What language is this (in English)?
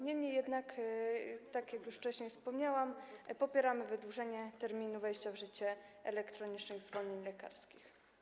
Polish